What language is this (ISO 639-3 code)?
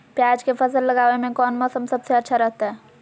mag